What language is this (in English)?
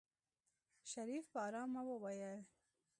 Pashto